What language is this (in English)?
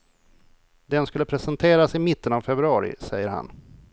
Swedish